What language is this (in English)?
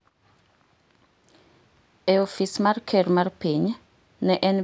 Luo (Kenya and Tanzania)